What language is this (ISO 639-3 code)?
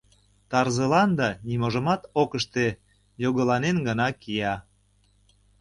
chm